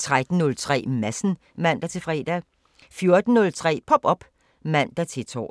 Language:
Danish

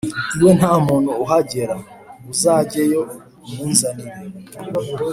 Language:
Kinyarwanda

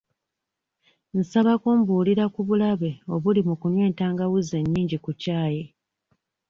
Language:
Ganda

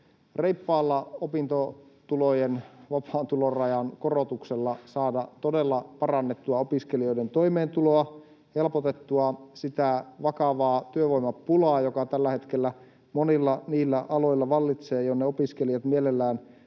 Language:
Finnish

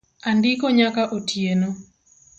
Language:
Luo (Kenya and Tanzania)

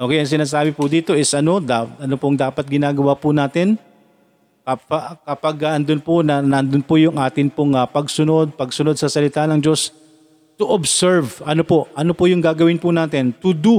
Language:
Filipino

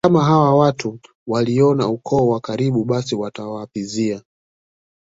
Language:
Swahili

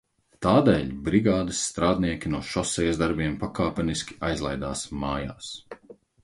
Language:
Latvian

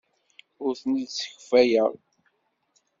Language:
Kabyle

